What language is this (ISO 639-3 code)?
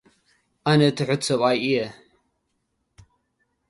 tir